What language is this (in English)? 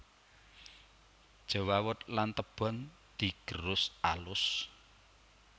Javanese